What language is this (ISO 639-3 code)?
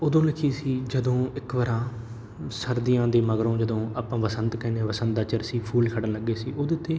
pan